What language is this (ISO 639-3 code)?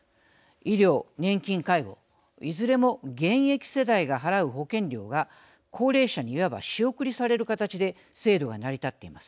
jpn